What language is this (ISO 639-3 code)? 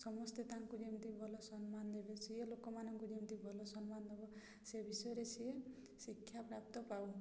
ori